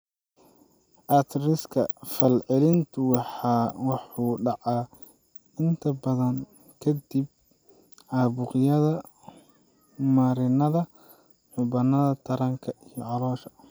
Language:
Somali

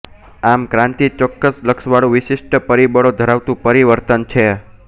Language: Gujarati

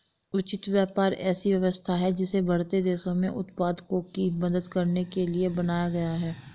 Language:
Hindi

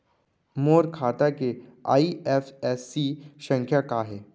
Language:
Chhattisgarhi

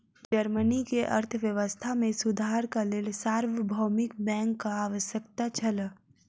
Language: Maithili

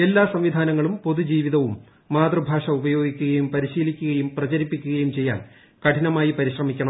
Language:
Malayalam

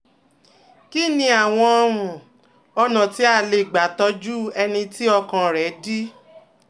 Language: Yoruba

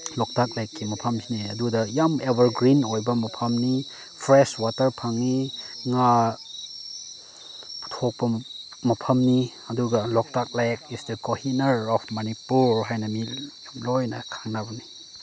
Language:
Manipuri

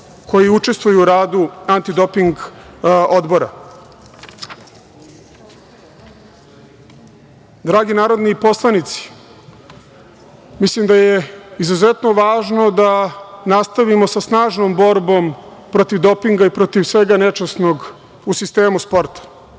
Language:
Serbian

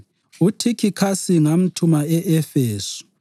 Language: North Ndebele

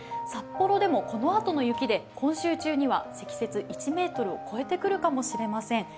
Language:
Japanese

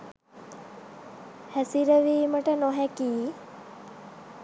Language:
Sinhala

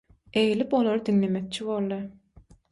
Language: Turkmen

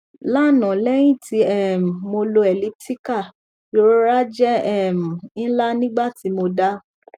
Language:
Yoruba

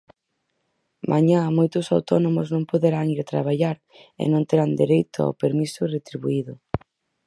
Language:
Galician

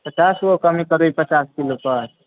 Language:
Maithili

